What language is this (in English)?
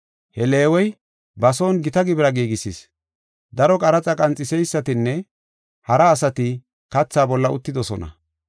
Gofa